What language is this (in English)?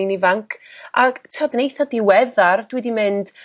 Welsh